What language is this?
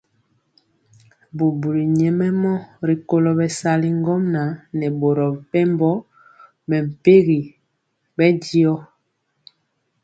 Mpiemo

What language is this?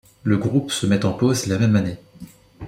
French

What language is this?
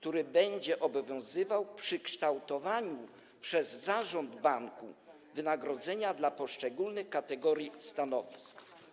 Polish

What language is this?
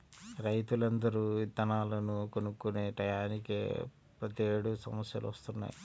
Telugu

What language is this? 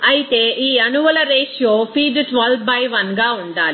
Telugu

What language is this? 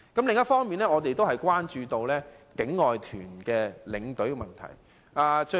Cantonese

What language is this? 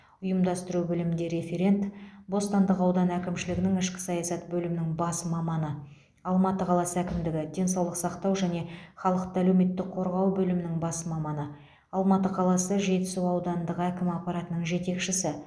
Kazakh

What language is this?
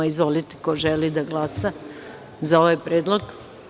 Serbian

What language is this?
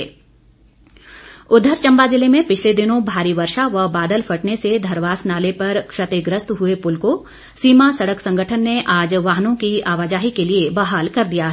Hindi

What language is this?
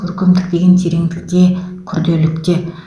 Kazakh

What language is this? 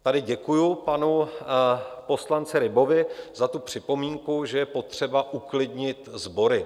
Czech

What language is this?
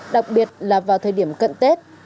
Vietnamese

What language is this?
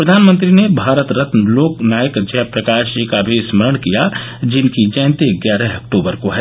Hindi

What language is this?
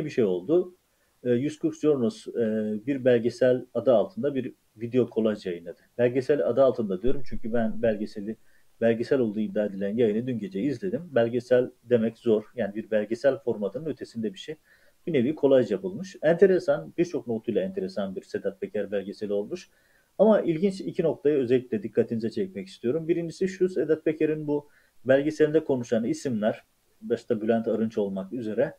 Turkish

